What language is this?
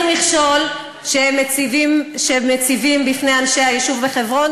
Hebrew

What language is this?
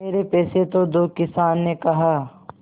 Hindi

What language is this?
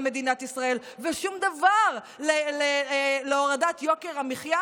Hebrew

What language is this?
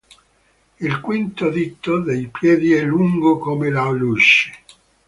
Italian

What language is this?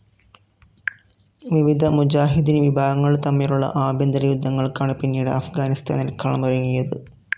Malayalam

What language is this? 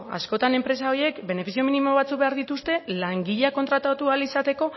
Basque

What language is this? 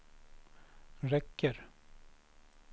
Swedish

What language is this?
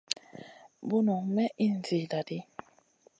Masana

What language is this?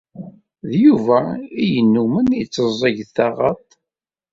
Kabyle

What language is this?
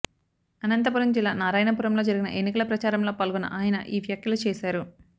Telugu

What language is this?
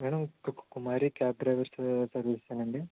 Telugu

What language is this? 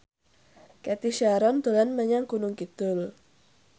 Javanese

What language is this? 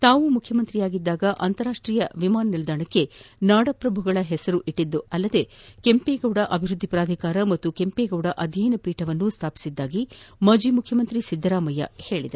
Kannada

